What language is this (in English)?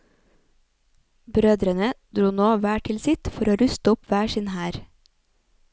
Norwegian